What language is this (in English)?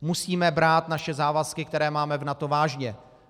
Czech